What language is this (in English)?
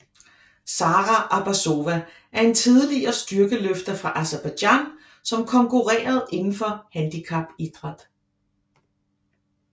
Danish